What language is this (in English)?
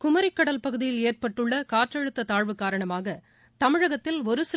Tamil